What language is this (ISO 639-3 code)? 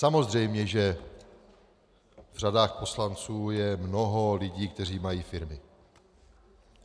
ces